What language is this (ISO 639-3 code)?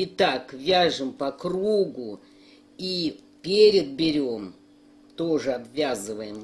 rus